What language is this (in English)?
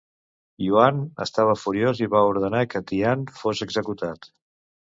Catalan